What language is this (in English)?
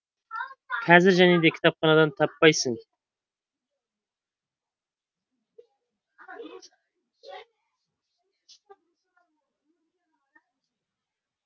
Kazakh